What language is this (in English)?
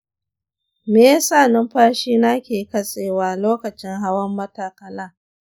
Hausa